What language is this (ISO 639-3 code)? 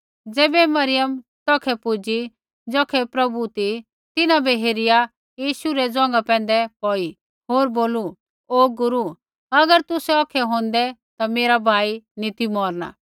kfx